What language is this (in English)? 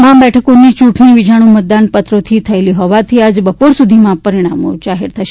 Gujarati